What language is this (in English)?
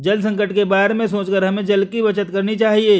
Hindi